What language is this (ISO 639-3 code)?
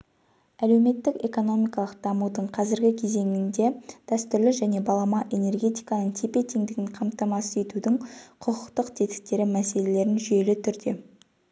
kaz